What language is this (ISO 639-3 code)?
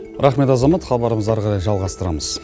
kaz